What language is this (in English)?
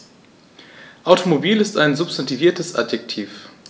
German